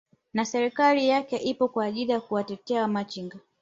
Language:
Swahili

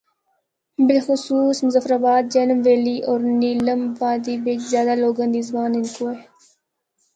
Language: Northern Hindko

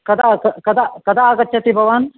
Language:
Sanskrit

